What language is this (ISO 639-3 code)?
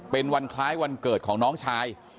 tha